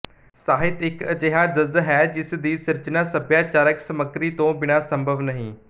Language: Punjabi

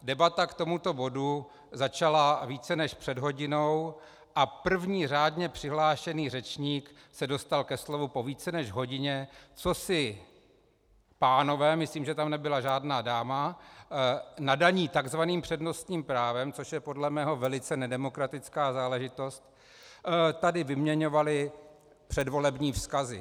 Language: Czech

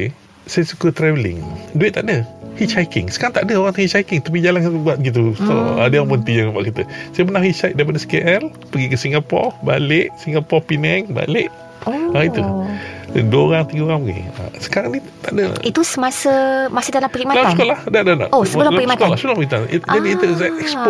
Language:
Malay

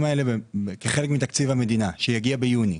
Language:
Hebrew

